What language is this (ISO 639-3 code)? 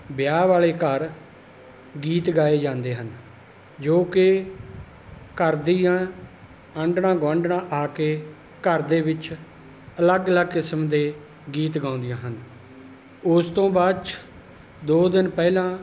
pan